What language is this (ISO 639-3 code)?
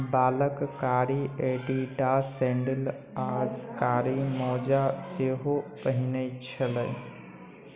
mai